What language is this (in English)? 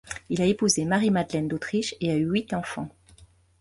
French